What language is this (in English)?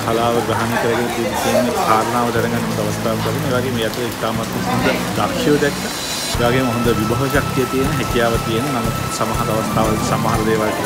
Indonesian